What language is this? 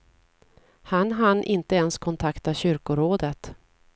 Swedish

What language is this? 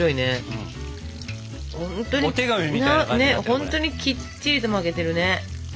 Japanese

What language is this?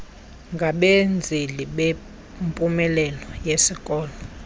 Xhosa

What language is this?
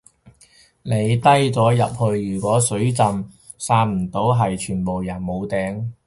Cantonese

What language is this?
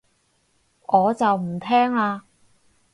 Cantonese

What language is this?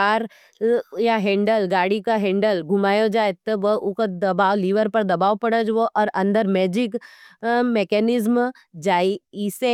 Nimadi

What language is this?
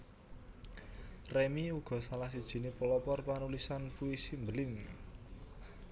Javanese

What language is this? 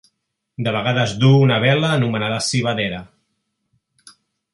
Catalan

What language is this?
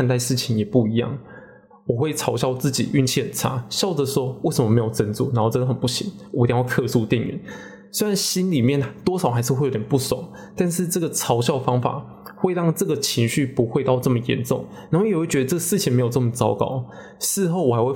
Chinese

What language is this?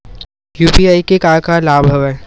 Chhattisgarhi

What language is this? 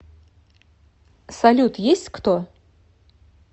Russian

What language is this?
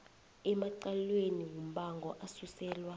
South Ndebele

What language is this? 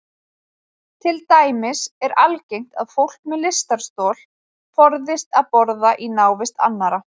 Icelandic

